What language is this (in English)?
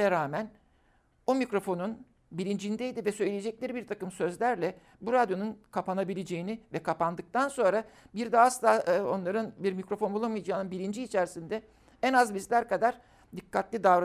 Turkish